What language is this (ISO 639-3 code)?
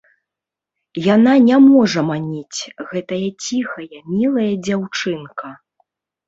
bel